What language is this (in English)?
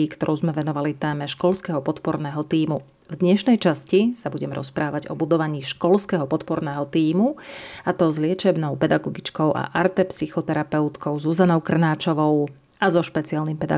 Slovak